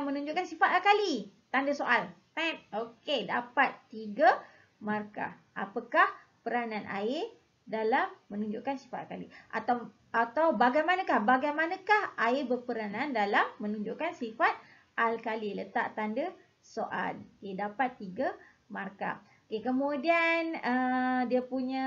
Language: Malay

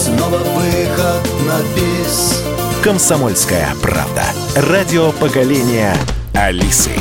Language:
Russian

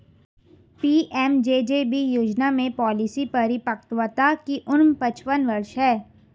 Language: Hindi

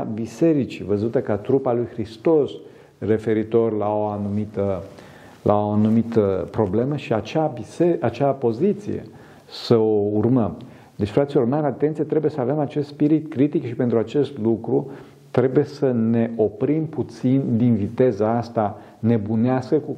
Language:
Romanian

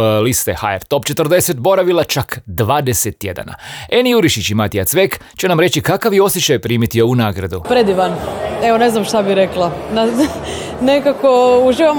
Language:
Croatian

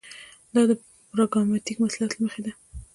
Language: Pashto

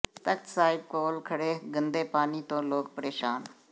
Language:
Punjabi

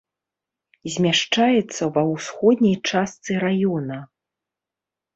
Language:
Belarusian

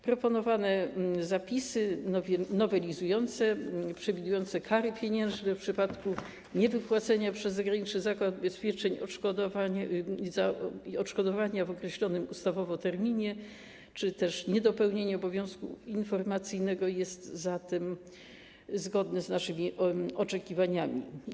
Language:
Polish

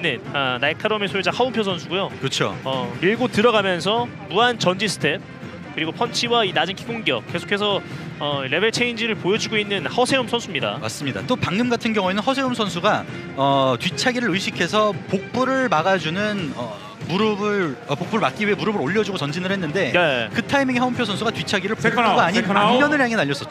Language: Korean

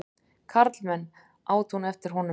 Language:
Icelandic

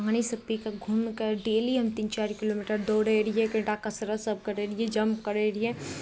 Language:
Maithili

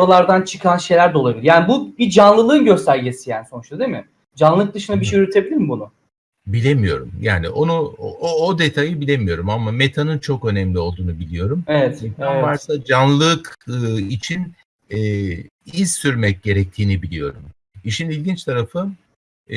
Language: Turkish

